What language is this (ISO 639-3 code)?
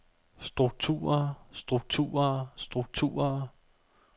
dan